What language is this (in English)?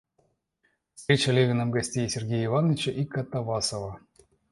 Russian